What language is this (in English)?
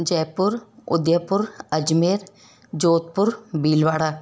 Sindhi